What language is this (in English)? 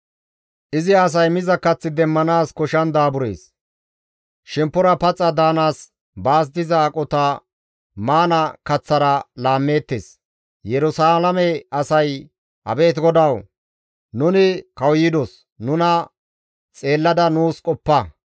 Gamo